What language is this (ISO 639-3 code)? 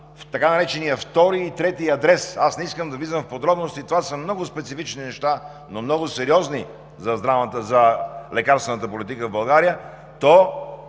bul